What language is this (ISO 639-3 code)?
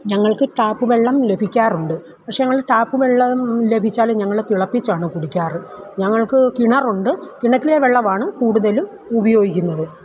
mal